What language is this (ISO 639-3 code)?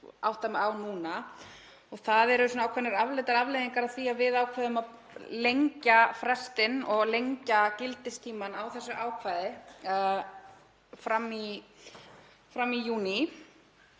isl